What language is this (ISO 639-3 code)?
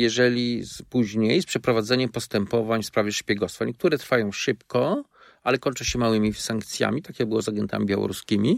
pol